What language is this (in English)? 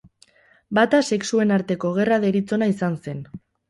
Basque